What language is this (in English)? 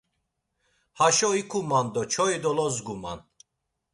Laz